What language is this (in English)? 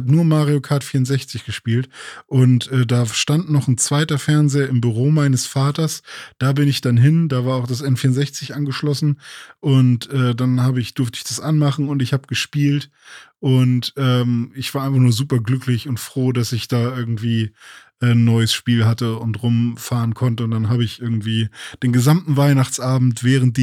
German